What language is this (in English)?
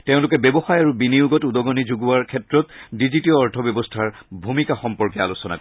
Assamese